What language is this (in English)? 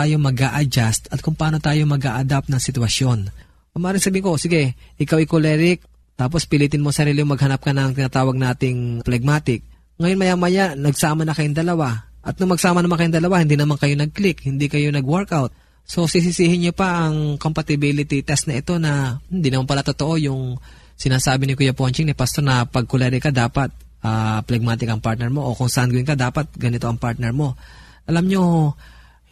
Filipino